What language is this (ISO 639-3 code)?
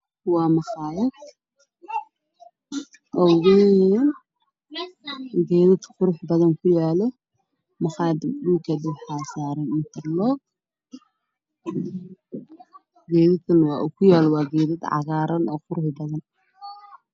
som